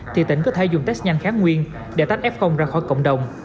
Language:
Vietnamese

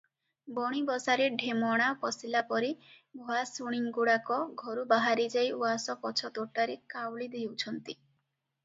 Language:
Odia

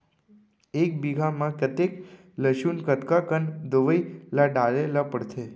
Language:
Chhattisgarhi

